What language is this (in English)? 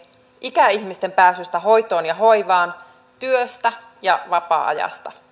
Finnish